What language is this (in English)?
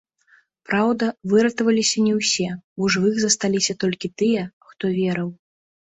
Belarusian